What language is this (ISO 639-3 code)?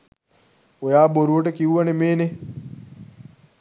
sin